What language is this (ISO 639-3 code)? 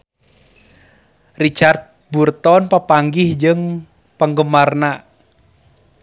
sun